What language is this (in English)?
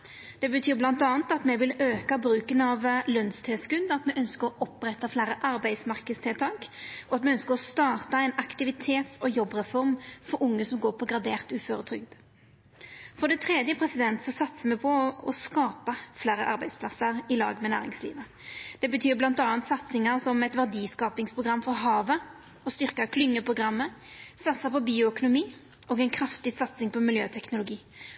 Norwegian Nynorsk